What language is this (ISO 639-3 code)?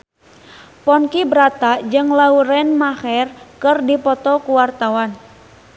sun